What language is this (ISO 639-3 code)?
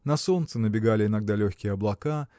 rus